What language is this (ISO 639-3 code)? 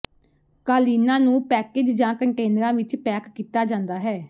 pan